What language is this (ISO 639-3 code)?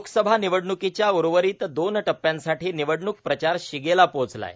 mar